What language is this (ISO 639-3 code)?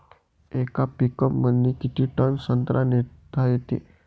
mar